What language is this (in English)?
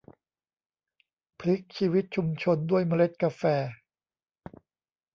Thai